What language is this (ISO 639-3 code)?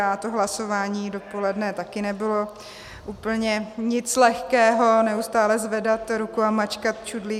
ces